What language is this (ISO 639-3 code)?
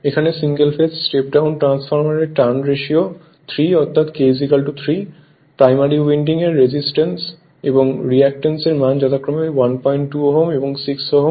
ben